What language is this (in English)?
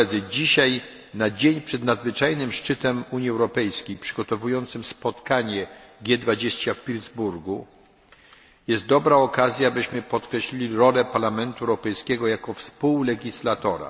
Polish